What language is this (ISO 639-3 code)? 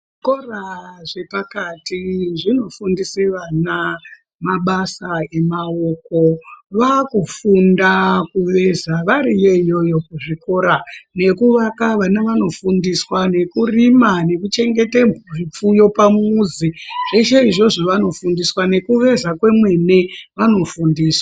ndc